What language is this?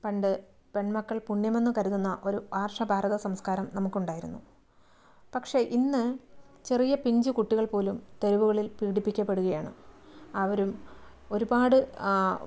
Malayalam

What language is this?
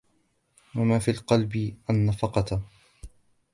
Arabic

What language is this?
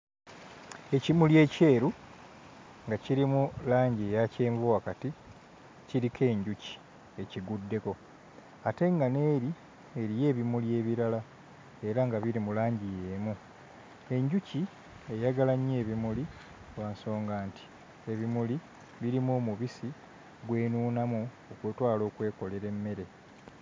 Ganda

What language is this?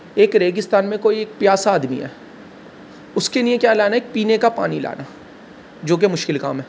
Urdu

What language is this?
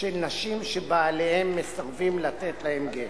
Hebrew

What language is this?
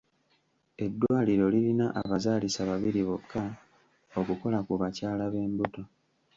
Ganda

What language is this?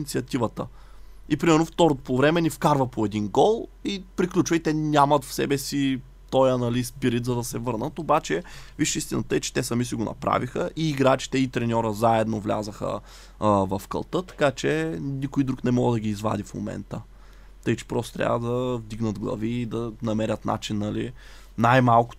Bulgarian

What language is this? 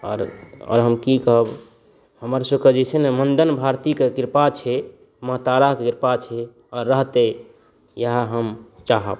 Maithili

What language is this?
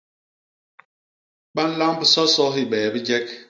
Basaa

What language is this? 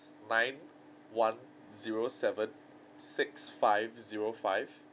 English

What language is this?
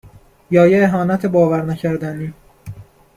Persian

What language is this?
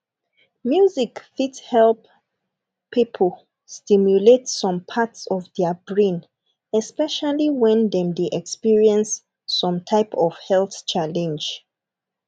Nigerian Pidgin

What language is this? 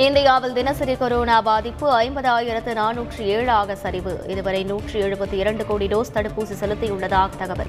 Tamil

